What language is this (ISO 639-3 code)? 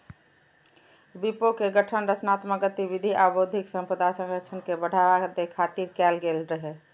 mai